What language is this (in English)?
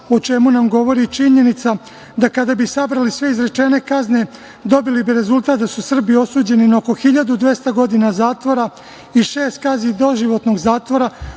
Serbian